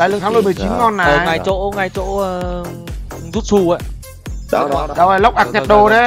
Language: Vietnamese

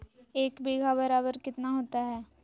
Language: Magahi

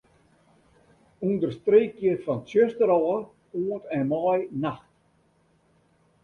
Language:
Western Frisian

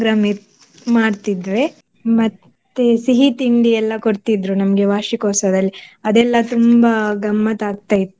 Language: Kannada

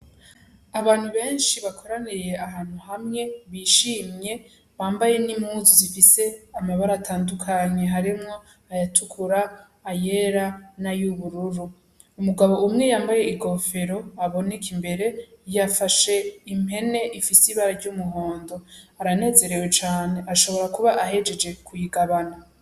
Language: Rundi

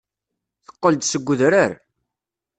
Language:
Kabyle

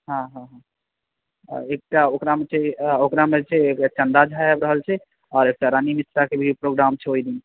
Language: Maithili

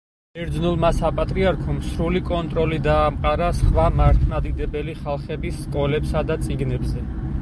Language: Georgian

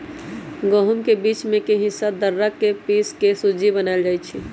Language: Magahi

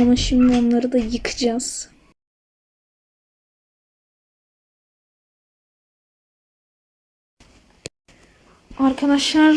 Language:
Turkish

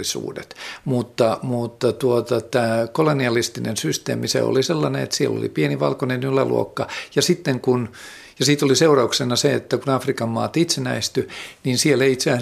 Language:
Finnish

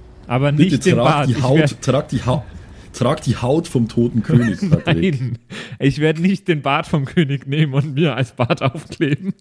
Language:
German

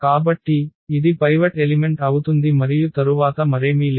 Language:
Telugu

